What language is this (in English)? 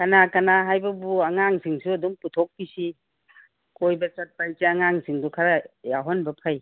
Manipuri